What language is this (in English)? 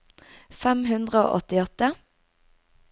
Norwegian